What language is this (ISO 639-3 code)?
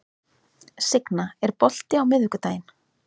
isl